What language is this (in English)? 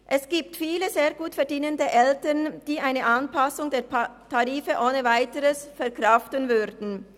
Swiss German